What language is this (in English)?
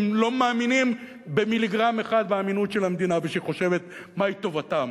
Hebrew